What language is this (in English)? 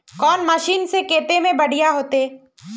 Magahi